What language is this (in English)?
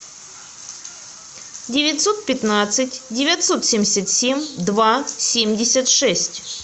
Russian